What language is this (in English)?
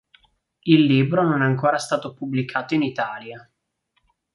Italian